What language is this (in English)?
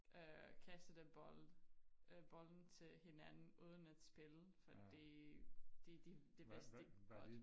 Danish